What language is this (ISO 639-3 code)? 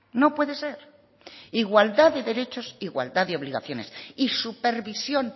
spa